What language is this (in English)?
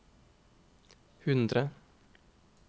Norwegian